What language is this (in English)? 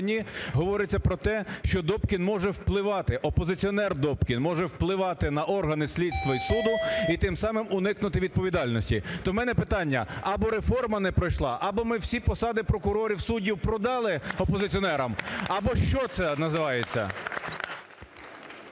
Ukrainian